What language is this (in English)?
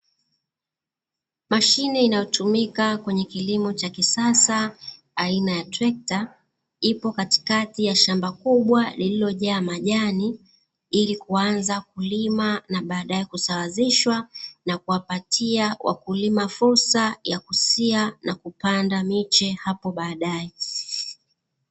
Swahili